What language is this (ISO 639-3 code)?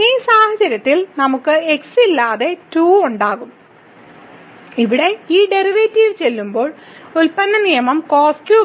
mal